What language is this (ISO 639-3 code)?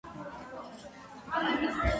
kat